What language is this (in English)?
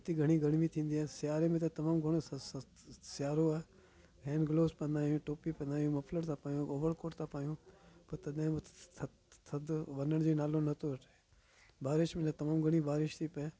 Sindhi